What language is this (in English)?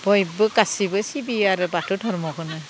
Bodo